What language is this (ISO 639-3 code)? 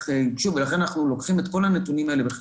heb